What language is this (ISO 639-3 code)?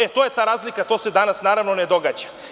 srp